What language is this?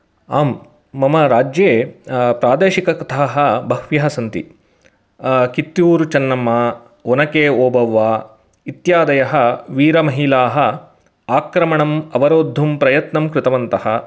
Sanskrit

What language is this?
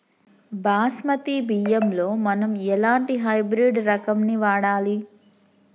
Telugu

